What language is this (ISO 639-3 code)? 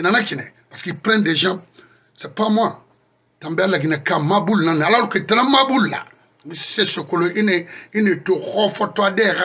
fra